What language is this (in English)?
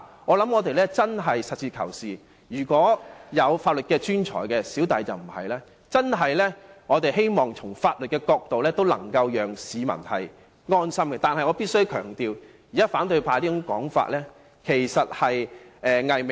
Cantonese